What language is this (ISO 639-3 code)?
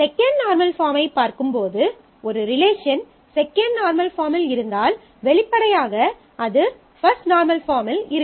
tam